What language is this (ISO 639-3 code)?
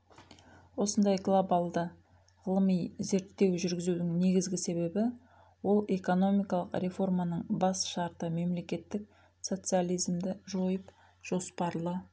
kaz